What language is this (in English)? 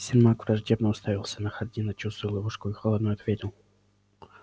Russian